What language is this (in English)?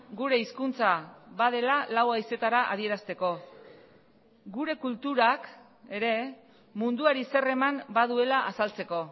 Basque